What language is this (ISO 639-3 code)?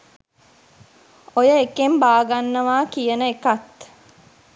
sin